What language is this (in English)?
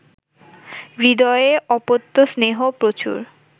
Bangla